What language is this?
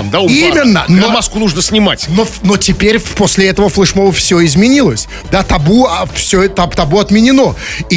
Russian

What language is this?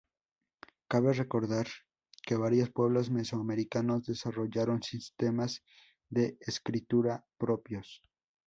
Spanish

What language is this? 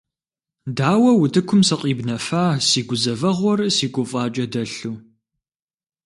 Kabardian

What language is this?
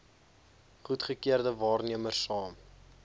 Afrikaans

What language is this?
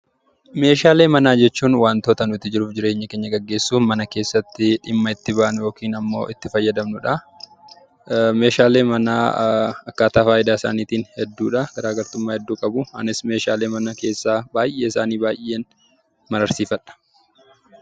Oromo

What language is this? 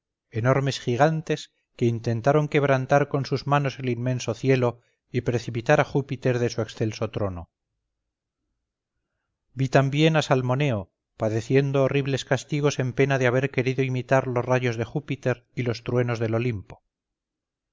Spanish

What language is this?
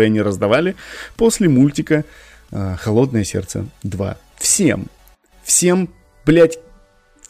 Russian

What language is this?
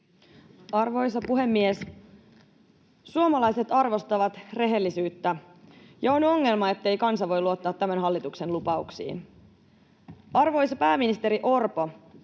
Finnish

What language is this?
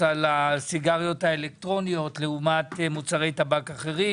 Hebrew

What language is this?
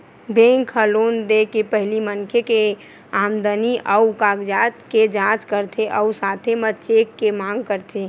Chhattisgarhi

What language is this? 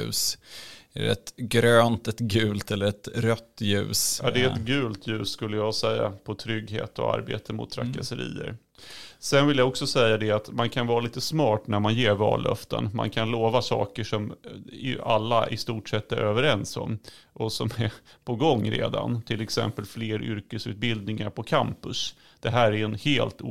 Swedish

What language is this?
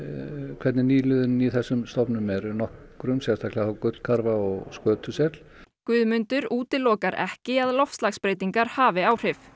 Icelandic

